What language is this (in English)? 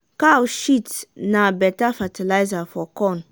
Nigerian Pidgin